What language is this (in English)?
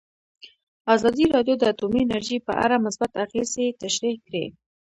Pashto